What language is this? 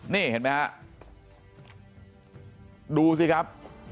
Thai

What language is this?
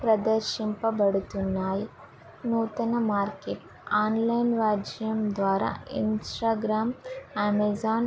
Telugu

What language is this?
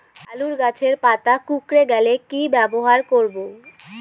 Bangla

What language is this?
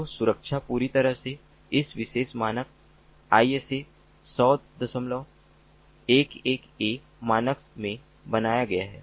Hindi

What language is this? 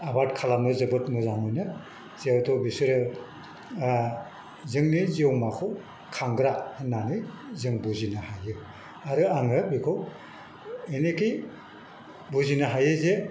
Bodo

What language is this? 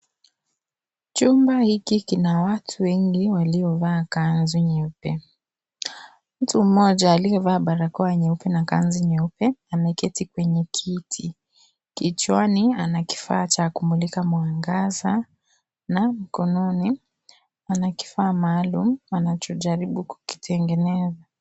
Swahili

